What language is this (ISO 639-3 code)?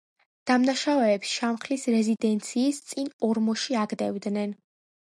kat